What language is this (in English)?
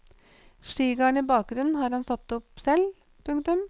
Norwegian